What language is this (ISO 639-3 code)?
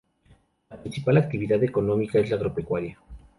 spa